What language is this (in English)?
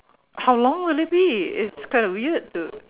English